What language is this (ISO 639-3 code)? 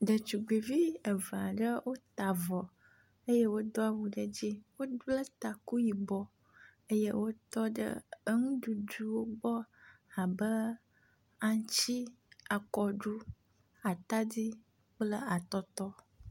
ewe